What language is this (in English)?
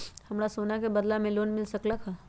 Magahi